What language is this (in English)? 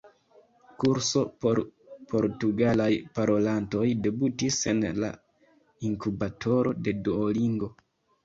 Esperanto